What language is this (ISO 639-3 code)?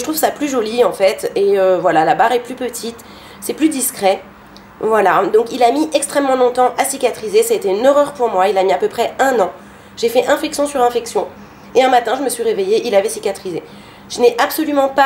fra